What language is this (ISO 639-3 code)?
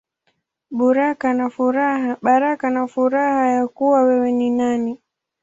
swa